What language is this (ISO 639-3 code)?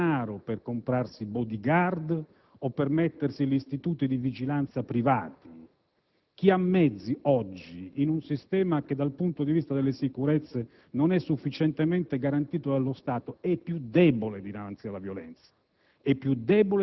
ita